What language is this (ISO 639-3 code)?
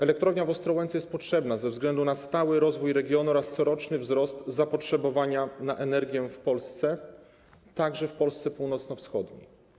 pol